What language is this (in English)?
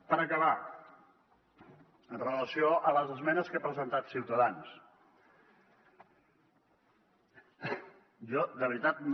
Catalan